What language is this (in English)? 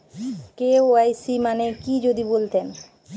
Bangla